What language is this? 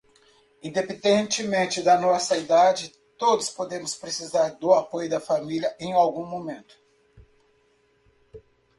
Portuguese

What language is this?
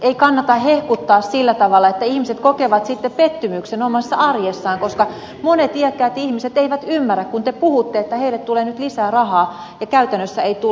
Finnish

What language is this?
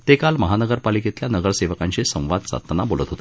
Marathi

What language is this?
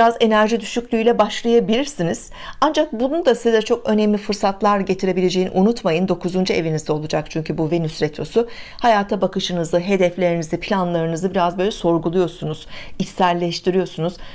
Turkish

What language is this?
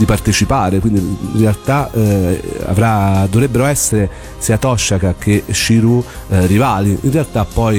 Italian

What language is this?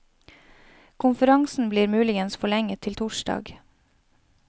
Norwegian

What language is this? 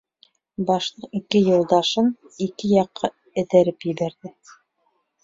Bashkir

